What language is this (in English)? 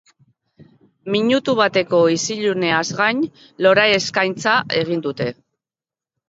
Basque